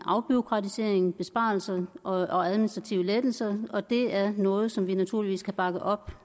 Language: Danish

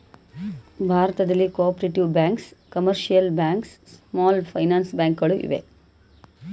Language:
Kannada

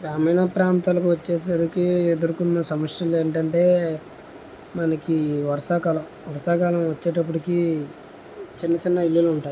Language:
Telugu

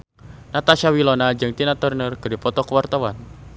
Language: Sundanese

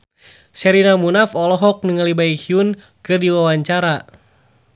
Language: Sundanese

